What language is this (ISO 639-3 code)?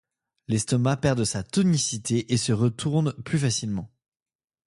fra